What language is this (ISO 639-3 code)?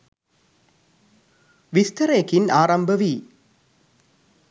sin